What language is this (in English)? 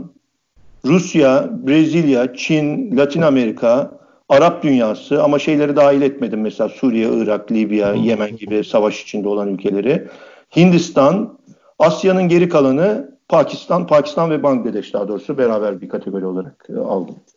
Turkish